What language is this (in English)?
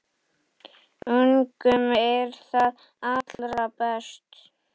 Icelandic